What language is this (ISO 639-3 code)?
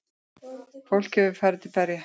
isl